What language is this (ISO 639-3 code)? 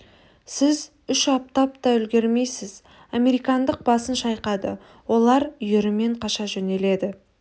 kaz